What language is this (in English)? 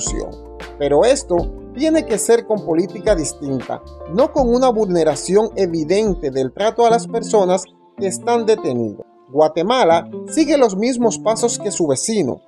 Spanish